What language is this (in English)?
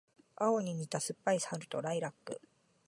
Japanese